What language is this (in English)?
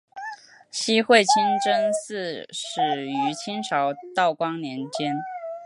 Chinese